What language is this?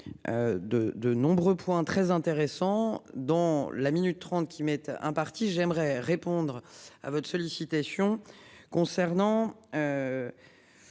French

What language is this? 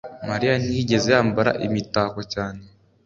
Kinyarwanda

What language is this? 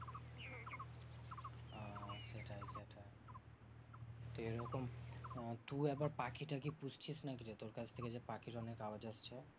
Bangla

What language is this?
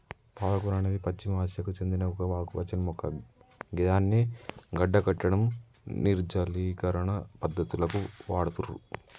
Telugu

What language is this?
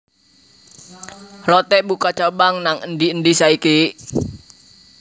Javanese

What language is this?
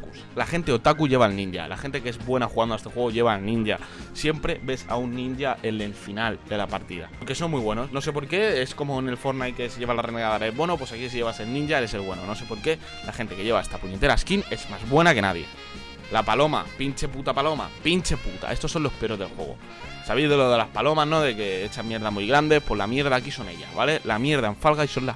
Spanish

